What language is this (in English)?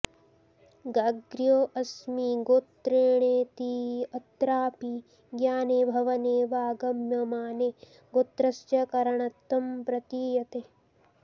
Sanskrit